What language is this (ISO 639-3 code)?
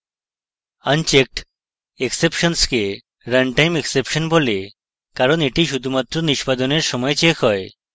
ben